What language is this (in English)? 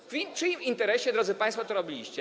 Polish